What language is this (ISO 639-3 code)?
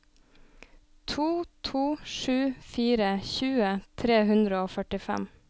nor